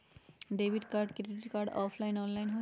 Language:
Magahi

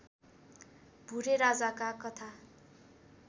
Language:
Nepali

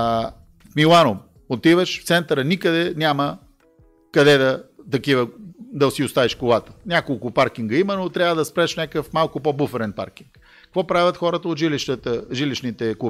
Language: Bulgarian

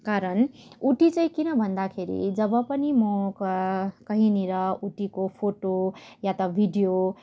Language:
Nepali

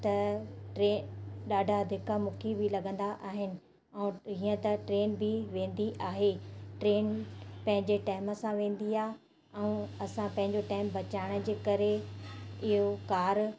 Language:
Sindhi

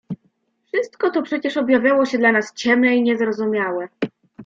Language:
Polish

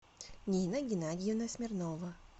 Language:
Russian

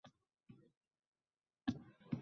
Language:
Uzbek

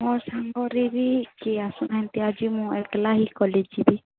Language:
Odia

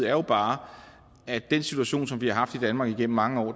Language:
Danish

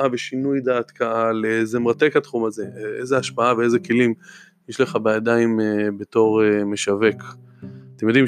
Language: Hebrew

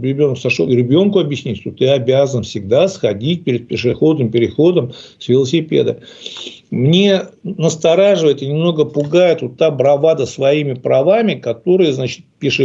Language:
Russian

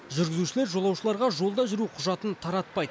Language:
Kazakh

